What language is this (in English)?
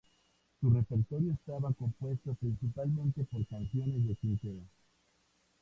Spanish